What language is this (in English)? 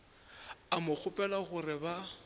Northern Sotho